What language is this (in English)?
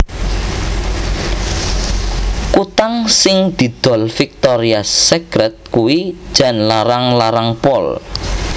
Javanese